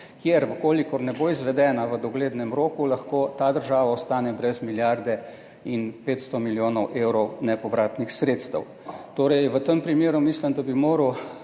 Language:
Slovenian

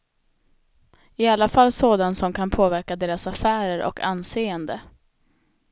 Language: Swedish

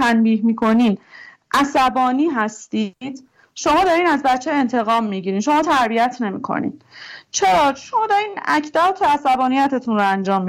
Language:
Persian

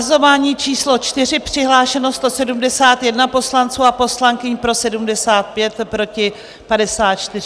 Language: Czech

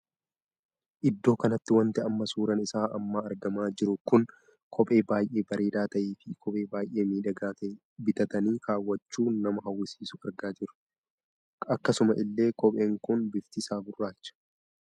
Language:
Oromo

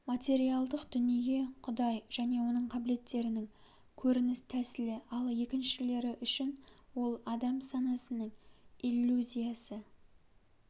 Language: Kazakh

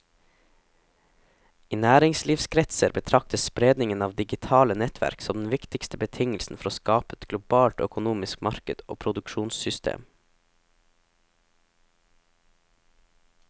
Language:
Norwegian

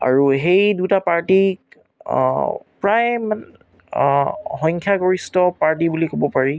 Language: Assamese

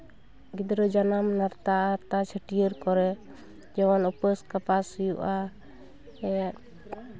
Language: Santali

